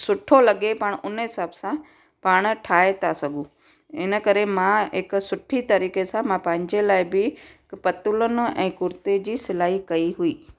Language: Sindhi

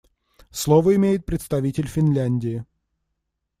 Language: Russian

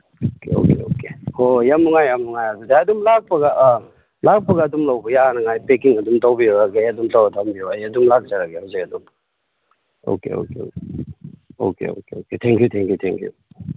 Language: Manipuri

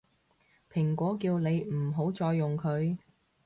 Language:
Cantonese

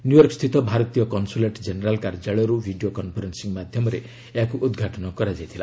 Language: Odia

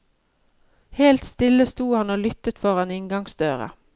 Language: Norwegian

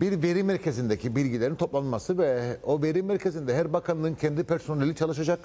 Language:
Turkish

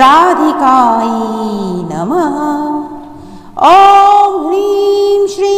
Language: Romanian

